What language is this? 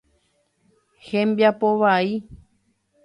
Guarani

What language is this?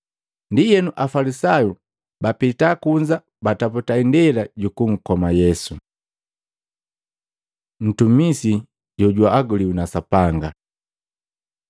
Matengo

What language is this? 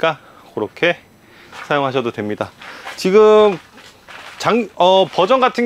Korean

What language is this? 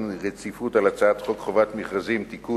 Hebrew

